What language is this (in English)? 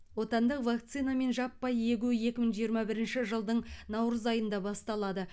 Kazakh